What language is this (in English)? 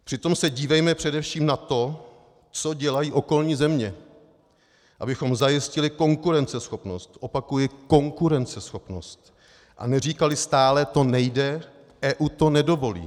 Czech